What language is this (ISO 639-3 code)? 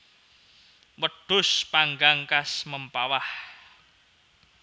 jav